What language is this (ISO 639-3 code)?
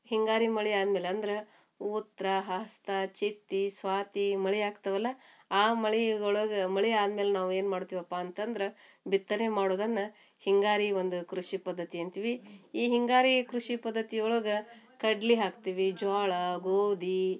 kan